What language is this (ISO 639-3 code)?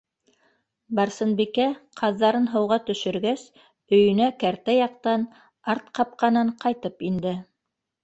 bak